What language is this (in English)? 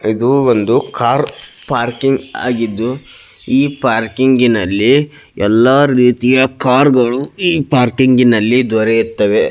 Kannada